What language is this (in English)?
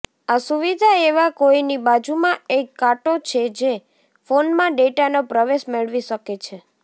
Gujarati